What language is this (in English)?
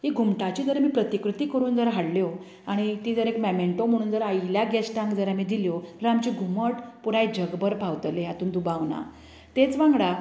Konkani